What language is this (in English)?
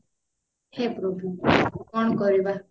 Odia